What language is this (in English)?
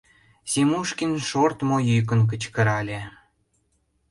Mari